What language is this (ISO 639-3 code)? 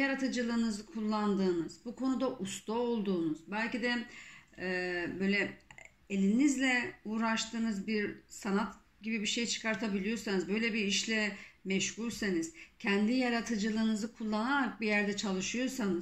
tur